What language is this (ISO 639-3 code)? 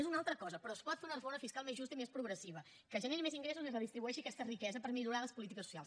cat